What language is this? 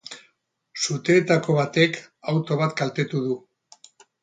Basque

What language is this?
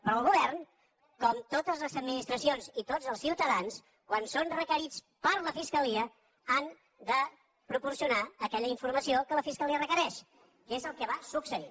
Catalan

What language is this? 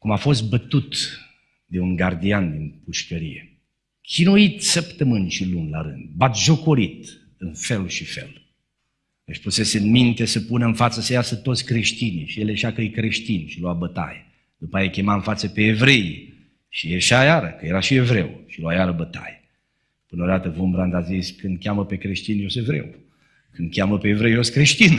Romanian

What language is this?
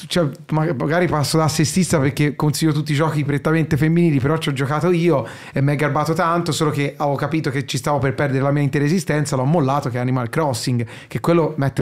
Italian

